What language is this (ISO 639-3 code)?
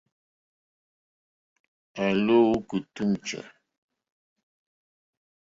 bri